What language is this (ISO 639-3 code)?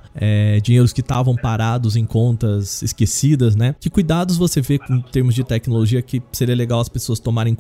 por